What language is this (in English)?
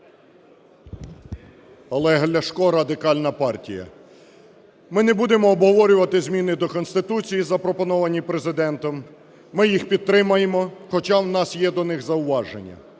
Ukrainian